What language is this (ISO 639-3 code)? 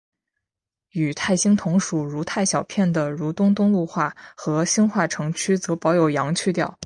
zho